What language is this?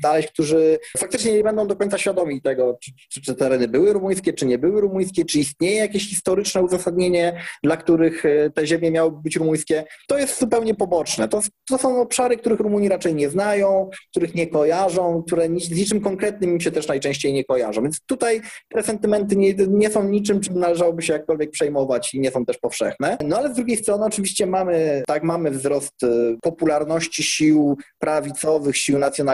Polish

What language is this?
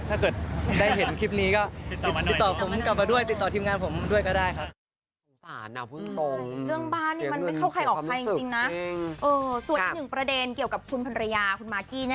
Thai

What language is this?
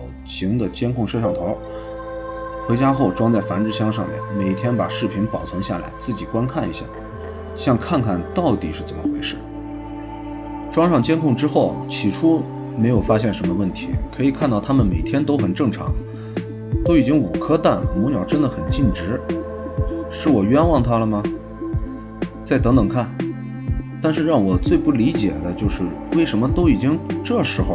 Chinese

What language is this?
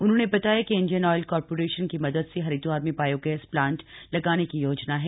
Hindi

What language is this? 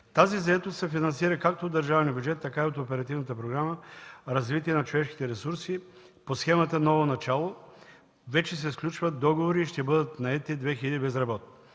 Bulgarian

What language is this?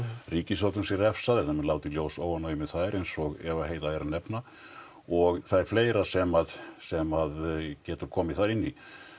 Icelandic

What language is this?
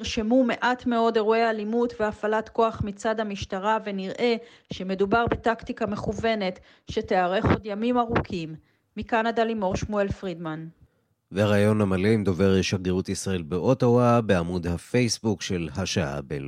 Hebrew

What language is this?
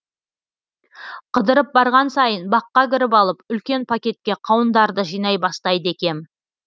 Kazakh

